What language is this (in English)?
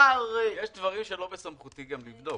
Hebrew